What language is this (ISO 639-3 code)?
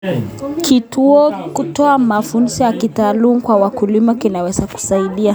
kln